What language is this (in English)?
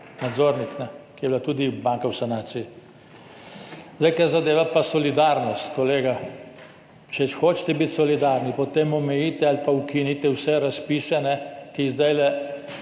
Slovenian